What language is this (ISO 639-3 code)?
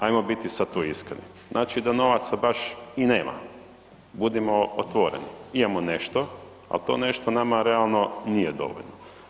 hrv